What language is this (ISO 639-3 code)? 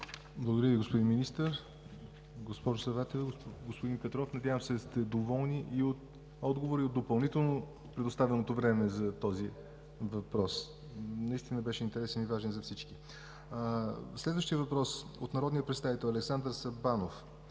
bul